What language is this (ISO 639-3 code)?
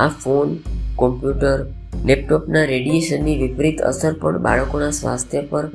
guj